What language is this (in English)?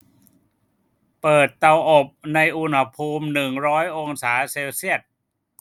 Thai